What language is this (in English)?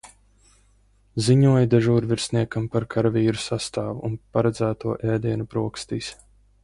Latvian